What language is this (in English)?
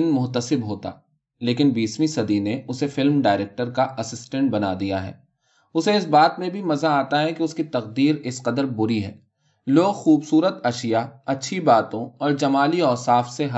Urdu